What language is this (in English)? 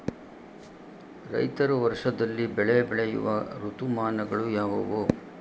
Kannada